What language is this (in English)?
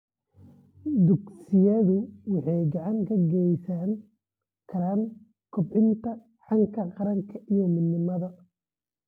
Somali